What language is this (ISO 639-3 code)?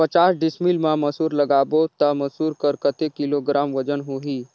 hne